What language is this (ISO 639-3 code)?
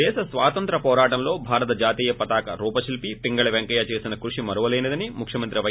tel